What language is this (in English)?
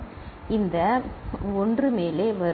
Tamil